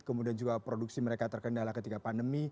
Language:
Indonesian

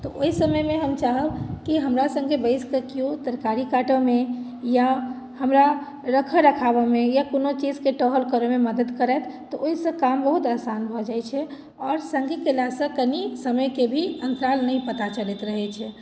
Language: Maithili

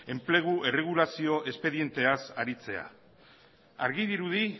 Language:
Basque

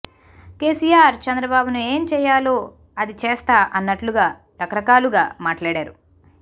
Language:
Telugu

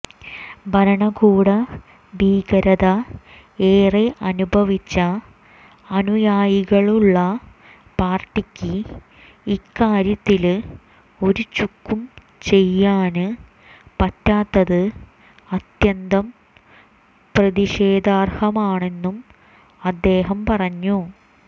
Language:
Malayalam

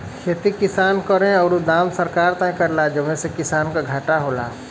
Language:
Bhojpuri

